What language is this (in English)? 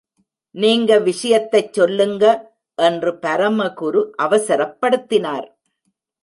Tamil